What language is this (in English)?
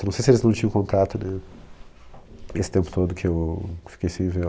Portuguese